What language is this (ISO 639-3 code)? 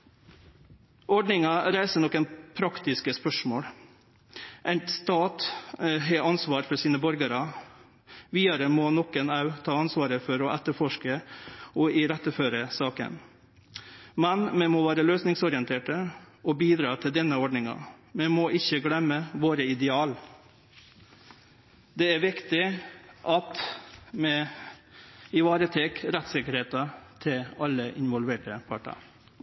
nno